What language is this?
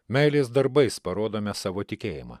Lithuanian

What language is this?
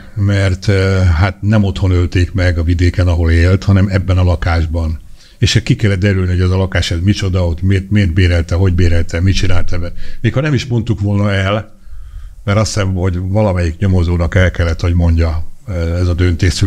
Hungarian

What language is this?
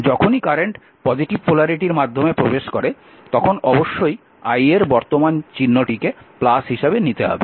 Bangla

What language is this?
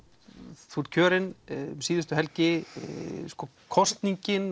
Icelandic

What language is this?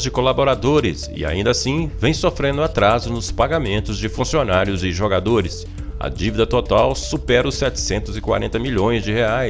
Portuguese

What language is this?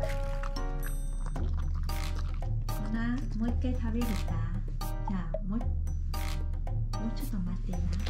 Japanese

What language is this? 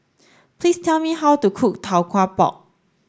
English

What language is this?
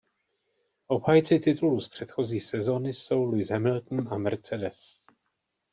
Czech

